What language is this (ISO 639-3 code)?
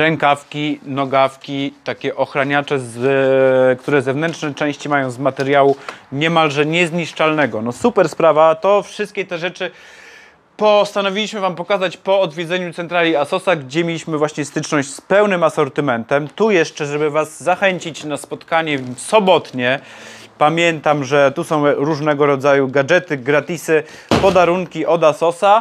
pol